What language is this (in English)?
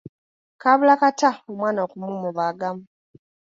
Ganda